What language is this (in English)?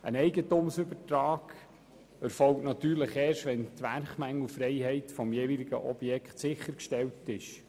Swiss German